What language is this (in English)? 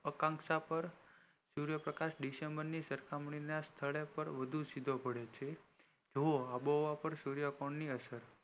Gujarati